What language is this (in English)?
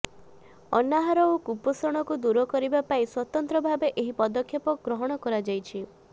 Odia